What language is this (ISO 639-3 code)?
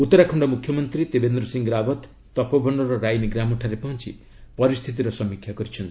ori